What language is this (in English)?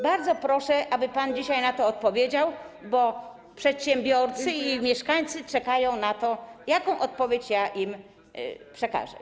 Polish